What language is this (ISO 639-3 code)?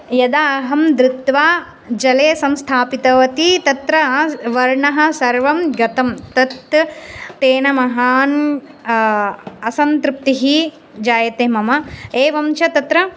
san